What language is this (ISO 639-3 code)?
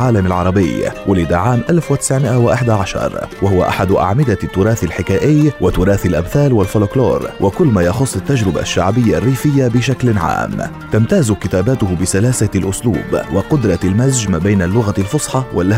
ara